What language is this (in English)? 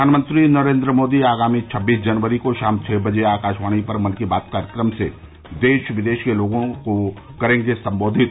Hindi